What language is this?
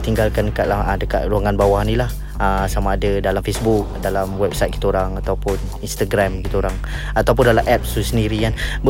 Malay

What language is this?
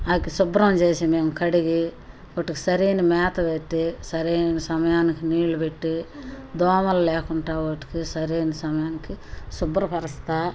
Telugu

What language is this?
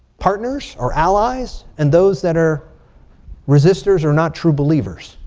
English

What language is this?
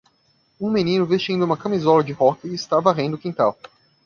Portuguese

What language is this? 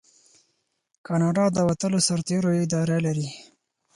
Pashto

